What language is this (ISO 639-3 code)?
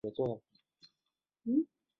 zho